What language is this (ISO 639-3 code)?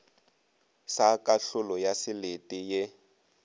nso